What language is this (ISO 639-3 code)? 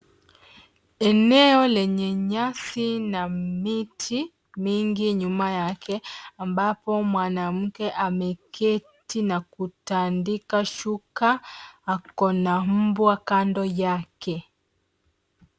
swa